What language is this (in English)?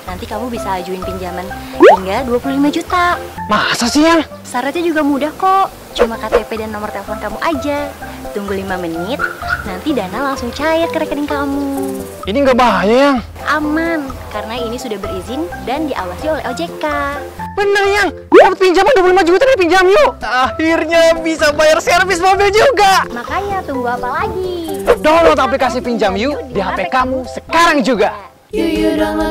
Indonesian